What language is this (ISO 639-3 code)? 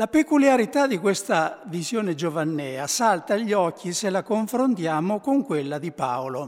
ita